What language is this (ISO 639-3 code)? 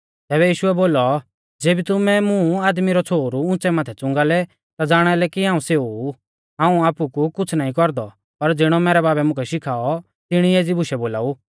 bfz